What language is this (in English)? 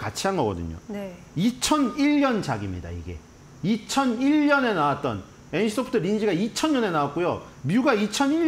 Korean